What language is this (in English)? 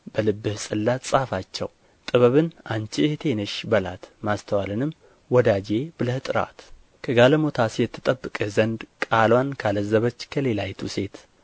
Amharic